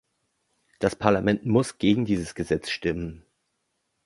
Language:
German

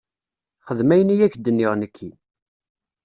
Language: Kabyle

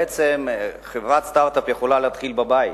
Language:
Hebrew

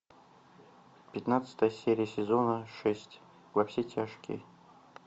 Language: Russian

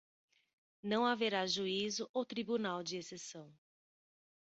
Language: Portuguese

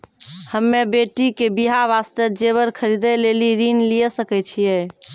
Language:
Maithili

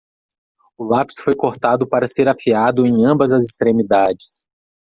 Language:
Portuguese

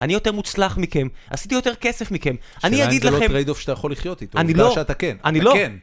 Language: Hebrew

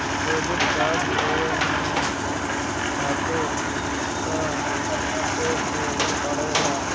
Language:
Bhojpuri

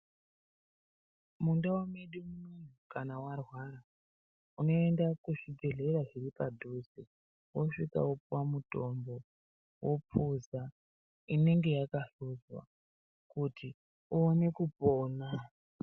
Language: Ndau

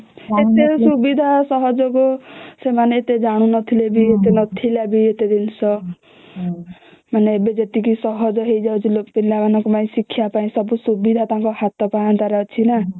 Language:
Odia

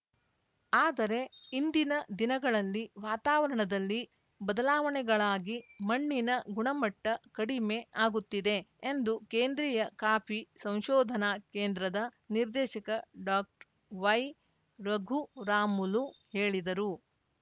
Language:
Kannada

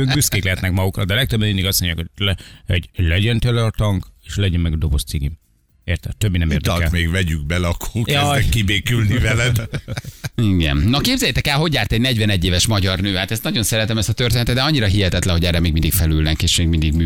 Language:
Hungarian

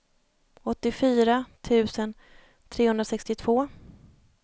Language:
Swedish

